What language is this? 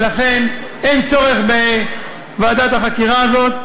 Hebrew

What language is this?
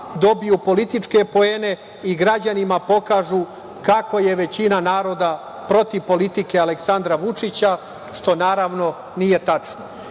Serbian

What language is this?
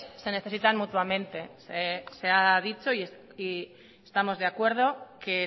Spanish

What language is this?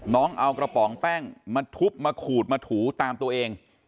Thai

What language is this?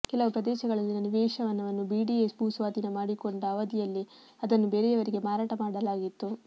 Kannada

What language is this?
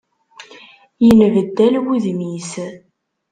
Kabyle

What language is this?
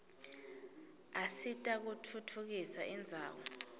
Swati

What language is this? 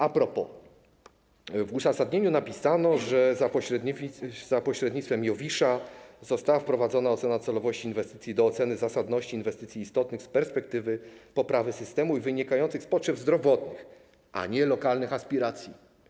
Polish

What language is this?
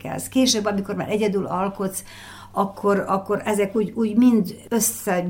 Hungarian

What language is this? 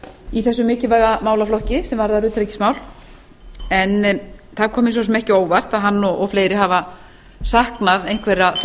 Icelandic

